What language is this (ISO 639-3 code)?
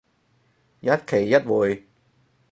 yue